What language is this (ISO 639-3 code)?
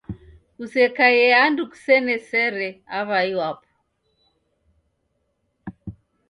dav